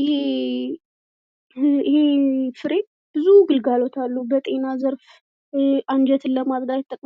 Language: Amharic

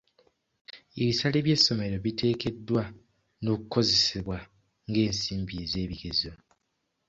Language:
Ganda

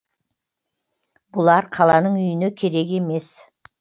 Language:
Kazakh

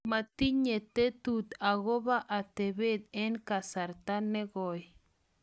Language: Kalenjin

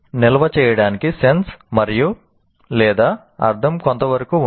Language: Telugu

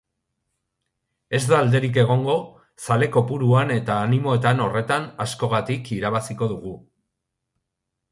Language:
Basque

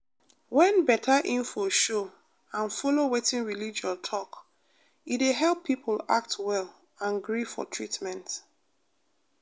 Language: Nigerian Pidgin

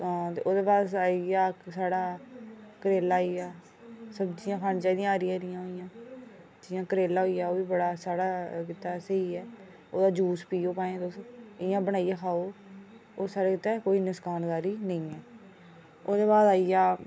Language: Dogri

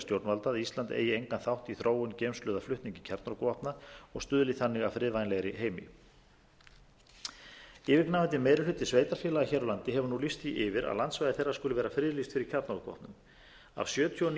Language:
Icelandic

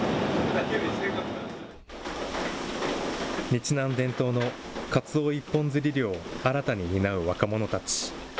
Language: Japanese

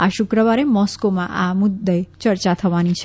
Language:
Gujarati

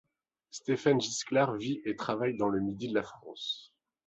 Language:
French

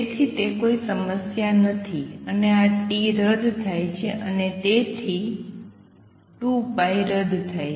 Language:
Gujarati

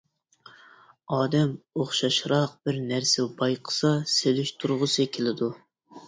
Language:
Uyghur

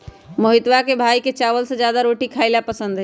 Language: Magahi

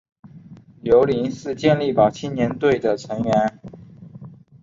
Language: Chinese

